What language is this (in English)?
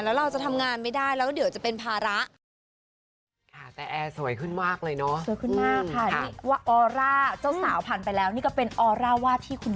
Thai